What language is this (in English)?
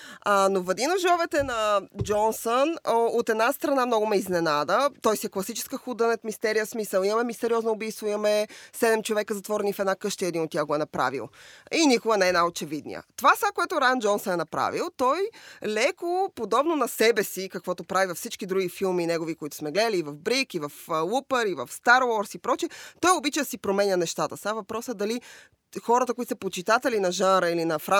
Bulgarian